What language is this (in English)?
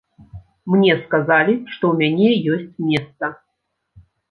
Belarusian